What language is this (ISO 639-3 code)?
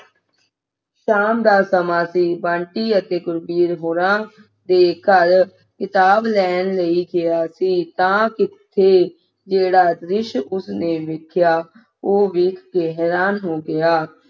pan